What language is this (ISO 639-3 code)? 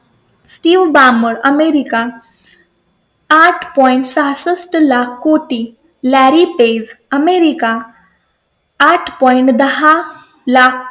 mar